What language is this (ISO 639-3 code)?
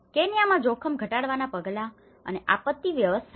guj